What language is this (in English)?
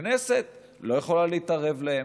Hebrew